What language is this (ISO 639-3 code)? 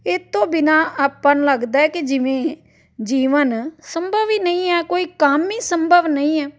pan